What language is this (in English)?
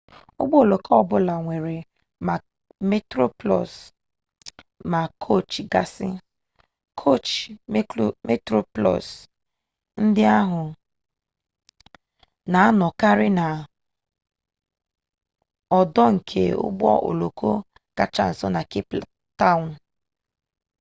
Igbo